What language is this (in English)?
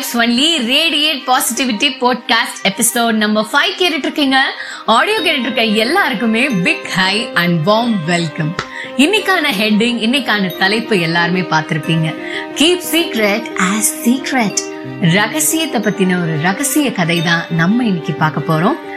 Tamil